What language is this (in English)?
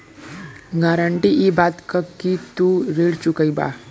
Bhojpuri